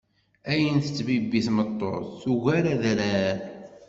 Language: Kabyle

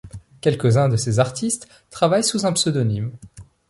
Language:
French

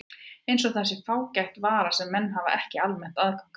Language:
Icelandic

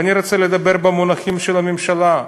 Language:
Hebrew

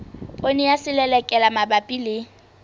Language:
Southern Sotho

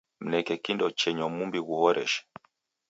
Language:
Taita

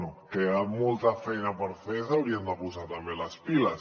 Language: Catalan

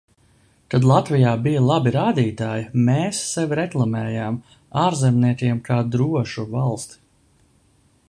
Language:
Latvian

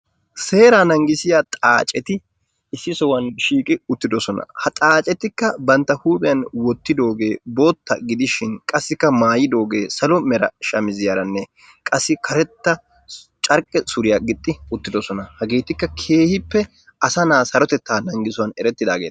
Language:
Wolaytta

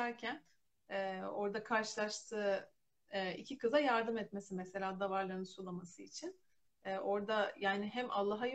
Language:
Turkish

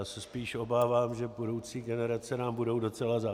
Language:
Czech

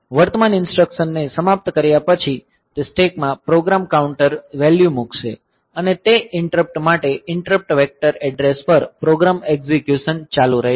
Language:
Gujarati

